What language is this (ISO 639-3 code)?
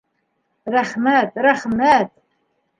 bak